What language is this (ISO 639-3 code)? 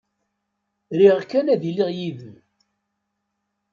kab